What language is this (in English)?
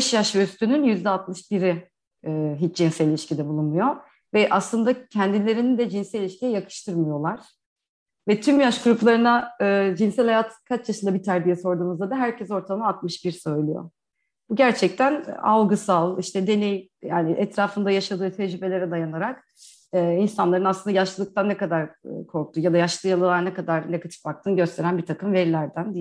Turkish